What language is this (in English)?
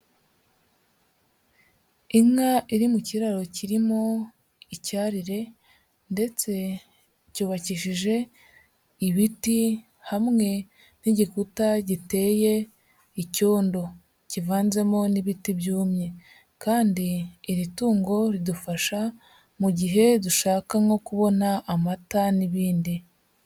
Kinyarwanda